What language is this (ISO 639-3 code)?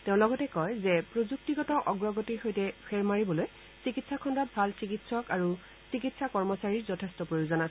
asm